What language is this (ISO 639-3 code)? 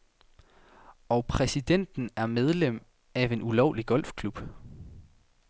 dan